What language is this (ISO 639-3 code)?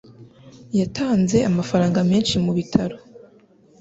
kin